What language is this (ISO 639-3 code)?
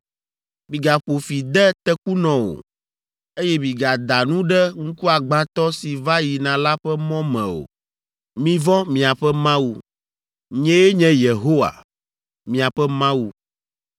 ewe